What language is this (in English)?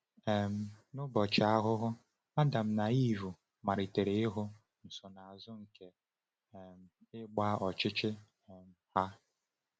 Igbo